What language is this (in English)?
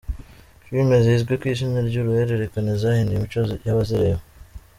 Kinyarwanda